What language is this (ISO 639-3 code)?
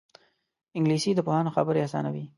pus